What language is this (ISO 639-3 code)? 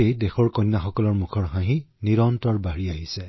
asm